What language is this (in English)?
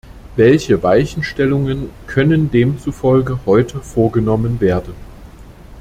German